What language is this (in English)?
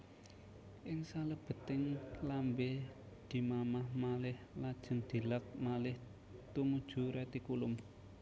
Javanese